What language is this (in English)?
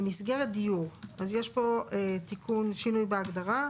Hebrew